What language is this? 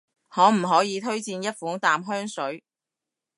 Cantonese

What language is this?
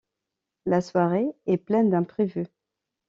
French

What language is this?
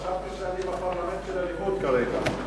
Hebrew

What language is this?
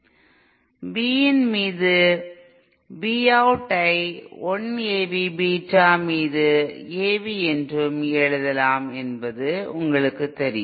Tamil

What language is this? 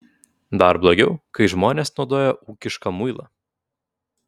Lithuanian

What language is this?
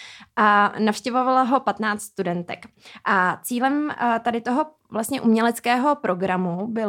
Czech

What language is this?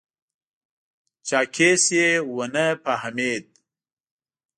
Pashto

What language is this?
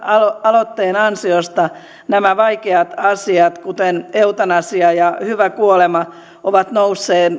Finnish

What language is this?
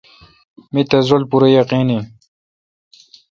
Kalkoti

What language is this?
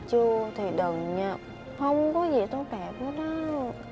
Vietnamese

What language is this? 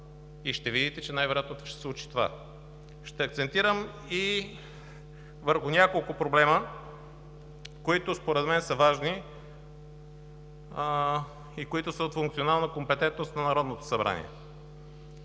Bulgarian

